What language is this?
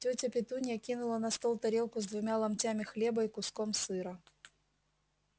Russian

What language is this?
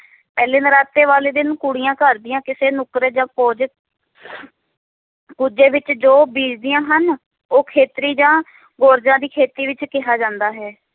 Punjabi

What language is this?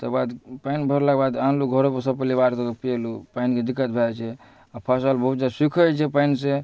Maithili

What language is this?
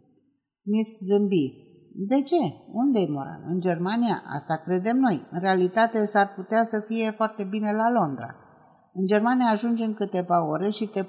Romanian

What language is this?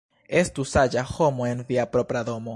Esperanto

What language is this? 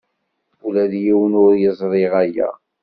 Kabyle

